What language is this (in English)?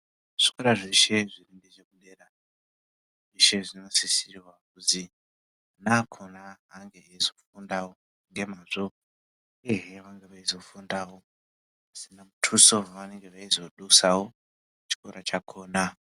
Ndau